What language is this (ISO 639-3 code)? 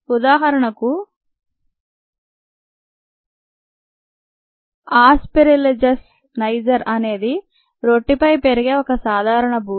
tel